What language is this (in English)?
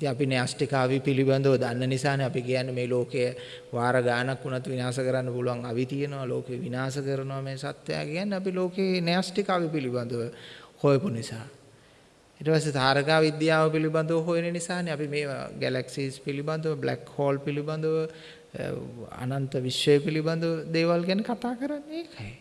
Sinhala